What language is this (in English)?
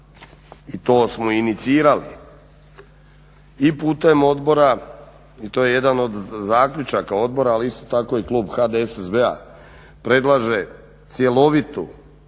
Croatian